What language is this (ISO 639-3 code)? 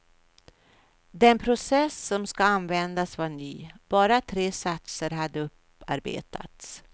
swe